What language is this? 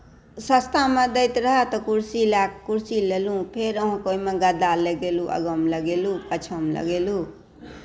Maithili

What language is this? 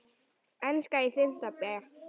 Icelandic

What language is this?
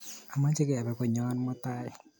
Kalenjin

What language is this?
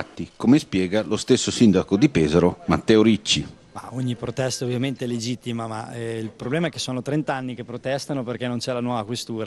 Italian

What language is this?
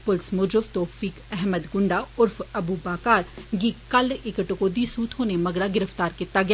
Dogri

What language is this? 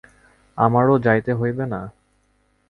Bangla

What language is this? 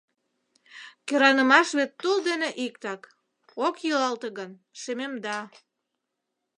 Mari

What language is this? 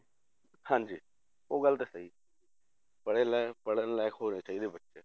Punjabi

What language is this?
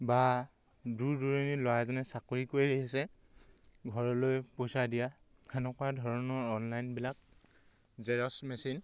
Assamese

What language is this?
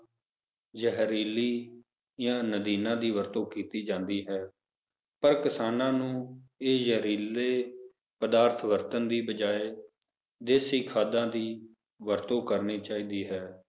Punjabi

